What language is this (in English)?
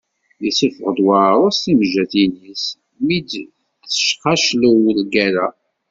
Kabyle